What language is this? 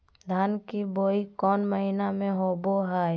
Magahi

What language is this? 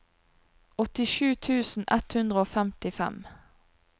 Norwegian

